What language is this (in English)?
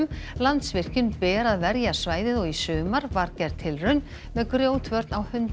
Icelandic